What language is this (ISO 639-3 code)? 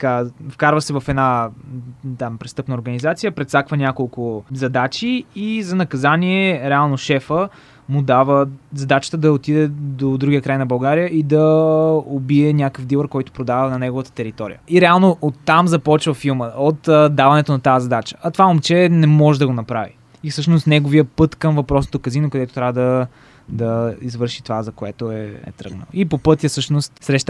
bul